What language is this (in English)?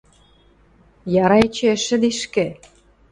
Western Mari